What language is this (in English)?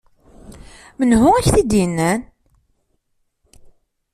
Kabyle